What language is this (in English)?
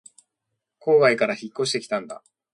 Japanese